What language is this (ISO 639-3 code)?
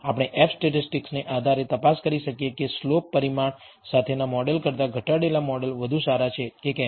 guj